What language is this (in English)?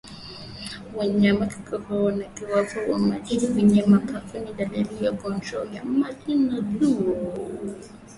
Swahili